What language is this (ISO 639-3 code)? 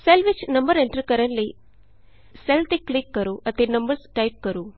pan